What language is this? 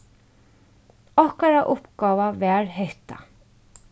Faroese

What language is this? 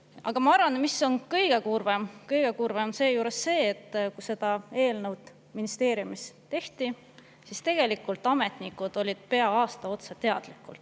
Estonian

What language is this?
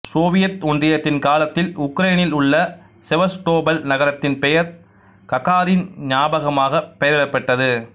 Tamil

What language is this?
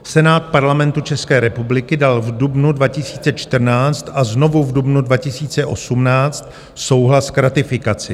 Czech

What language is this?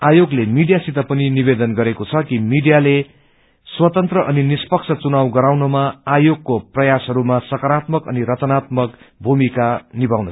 Nepali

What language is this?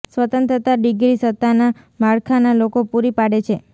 Gujarati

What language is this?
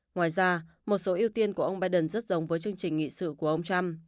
Vietnamese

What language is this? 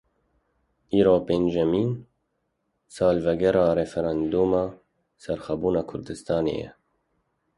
Kurdish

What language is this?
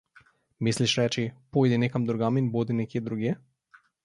Slovenian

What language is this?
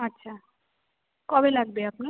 Bangla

